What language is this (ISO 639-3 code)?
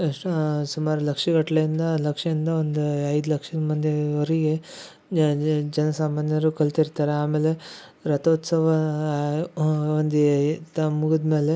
kan